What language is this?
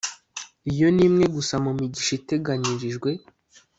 Kinyarwanda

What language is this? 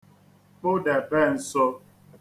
Igbo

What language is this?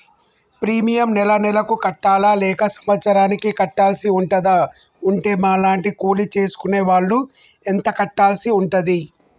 Telugu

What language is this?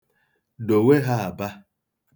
Igbo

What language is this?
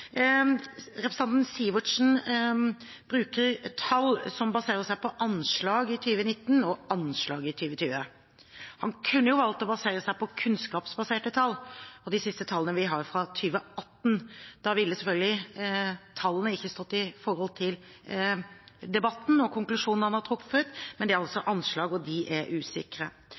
Norwegian Bokmål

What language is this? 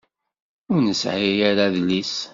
Kabyle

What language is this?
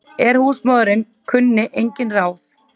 Icelandic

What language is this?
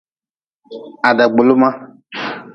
Nawdm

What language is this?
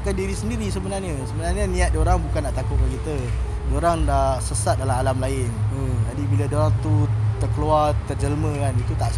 Malay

